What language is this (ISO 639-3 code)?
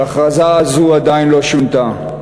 heb